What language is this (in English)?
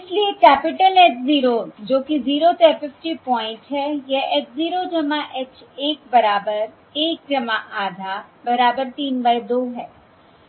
Hindi